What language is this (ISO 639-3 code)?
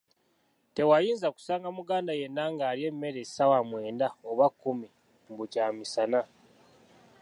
lug